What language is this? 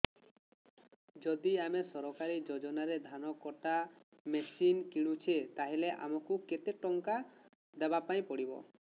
Odia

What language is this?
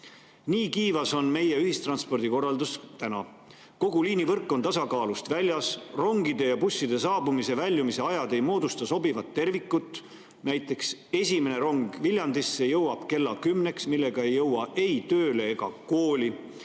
Estonian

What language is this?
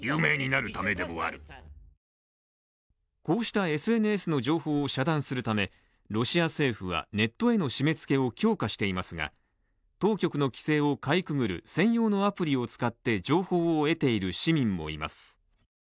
Japanese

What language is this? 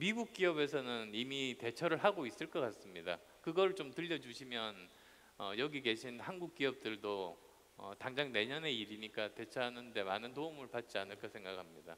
Korean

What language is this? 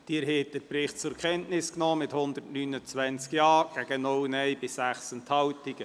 Swiss German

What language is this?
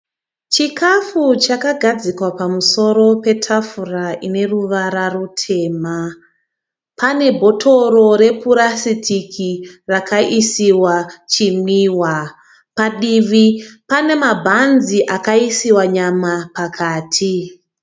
Shona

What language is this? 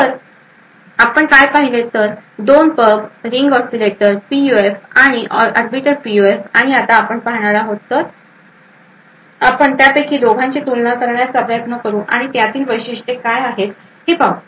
Marathi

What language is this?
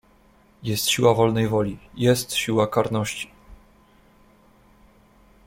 Polish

